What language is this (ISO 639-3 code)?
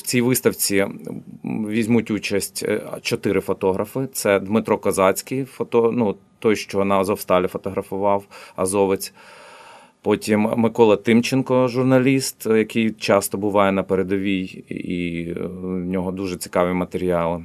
ukr